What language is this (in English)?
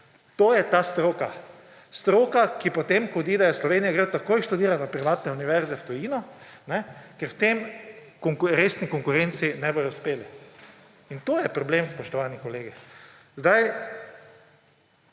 Slovenian